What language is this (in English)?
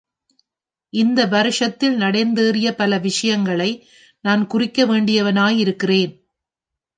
Tamil